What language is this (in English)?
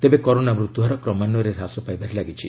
Odia